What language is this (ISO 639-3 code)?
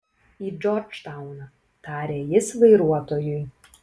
lit